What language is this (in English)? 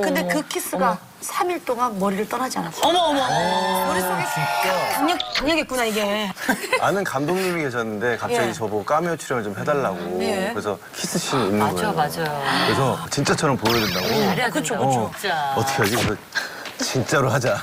Korean